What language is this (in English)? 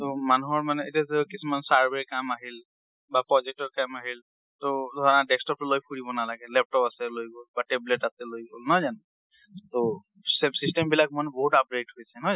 Assamese